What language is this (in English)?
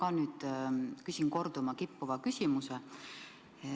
Estonian